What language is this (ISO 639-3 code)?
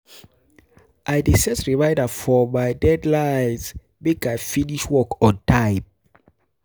pcm